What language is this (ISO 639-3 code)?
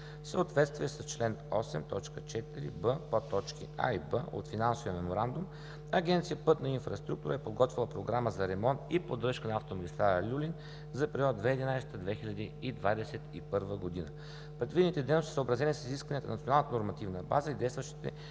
bul